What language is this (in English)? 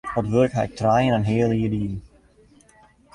Western Frisian